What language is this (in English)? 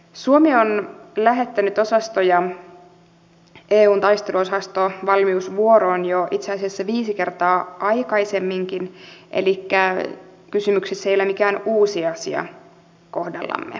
Finnish